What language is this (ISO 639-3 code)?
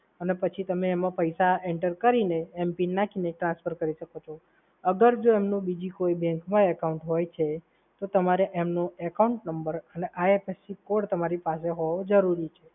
guj